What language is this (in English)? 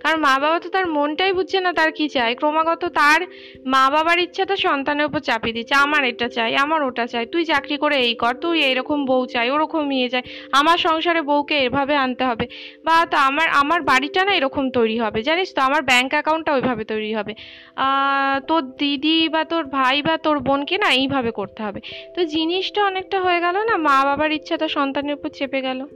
Bangla